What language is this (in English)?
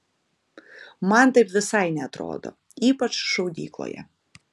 Lithuanian